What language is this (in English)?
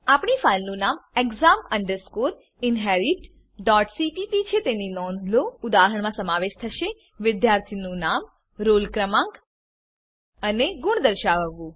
Gujarati